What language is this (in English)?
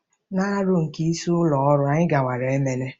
Igbo